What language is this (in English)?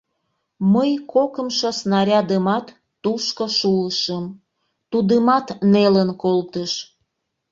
Mari